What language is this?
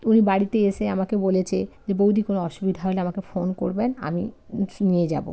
Bangla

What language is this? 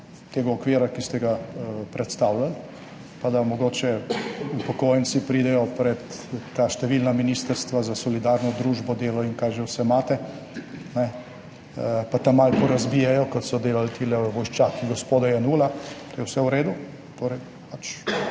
Slovenian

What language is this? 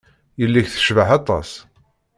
Kabyle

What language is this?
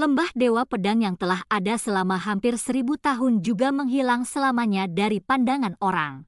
Indonesian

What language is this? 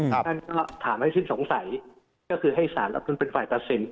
Thai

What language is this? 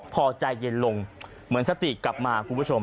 Thai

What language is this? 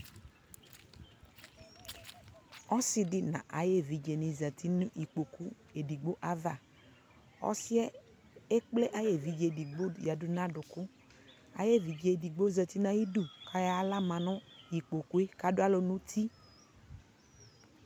Ikposo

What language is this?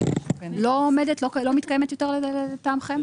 Hebrew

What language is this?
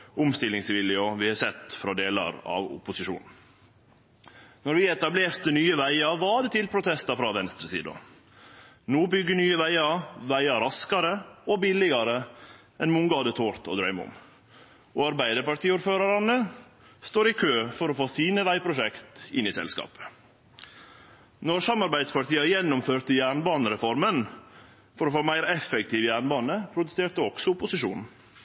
Norwegian Nynorsk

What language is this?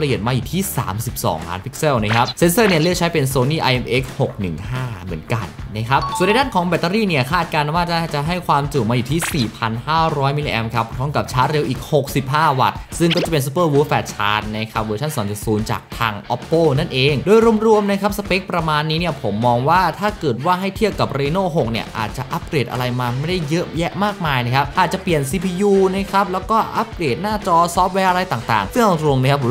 Thai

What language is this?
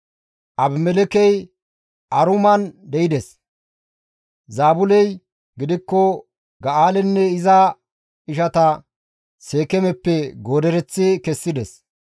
Gamo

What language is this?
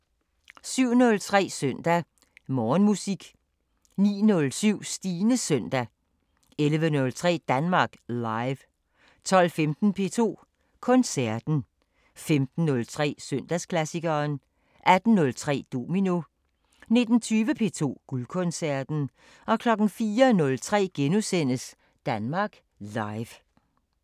Danish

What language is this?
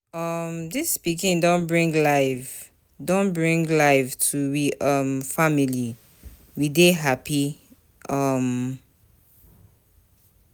Nigerian Pidgin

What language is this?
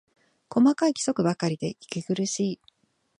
Japanese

